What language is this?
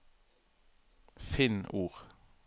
Norwegian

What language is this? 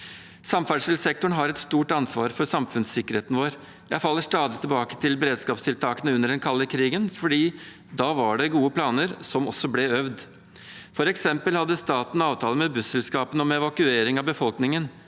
Norwegian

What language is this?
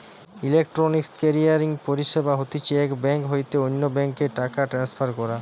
Bangla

